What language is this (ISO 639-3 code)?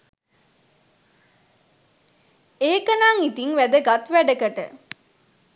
sin